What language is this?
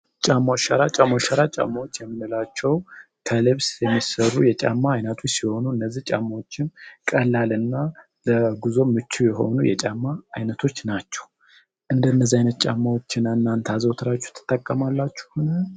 Amharic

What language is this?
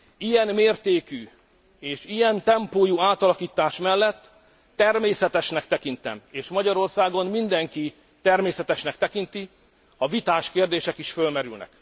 Hungarian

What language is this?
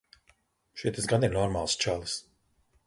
Latvian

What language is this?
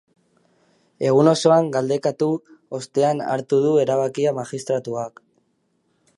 Basque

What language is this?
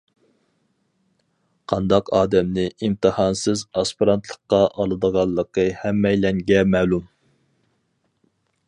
Uyghur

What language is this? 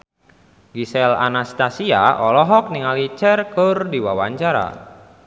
Sundanese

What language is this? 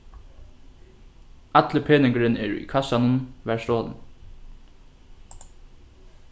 Faroese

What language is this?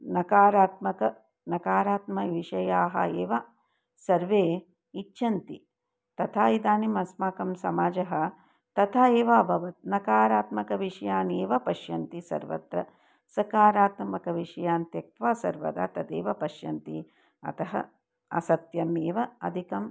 Sanskrit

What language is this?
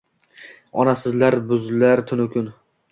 Uzbek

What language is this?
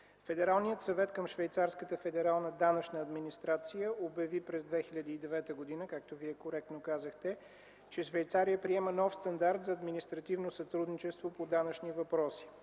Bulgarian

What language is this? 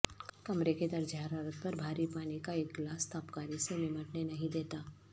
Urdu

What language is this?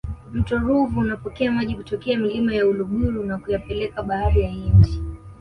Swahili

